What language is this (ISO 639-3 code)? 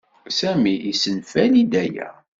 kab